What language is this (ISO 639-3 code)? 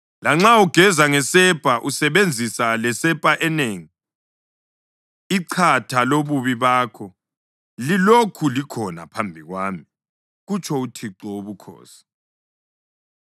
nde